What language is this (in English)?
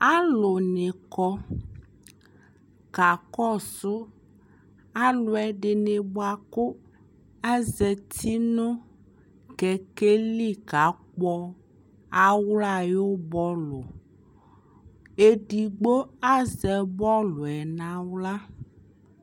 Ikposo